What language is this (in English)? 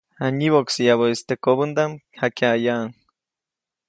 Copainalá Zoque